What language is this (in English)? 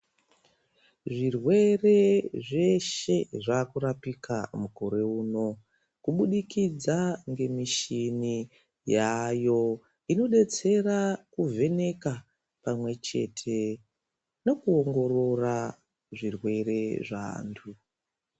Ndau